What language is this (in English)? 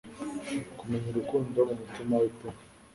Kinyarwanda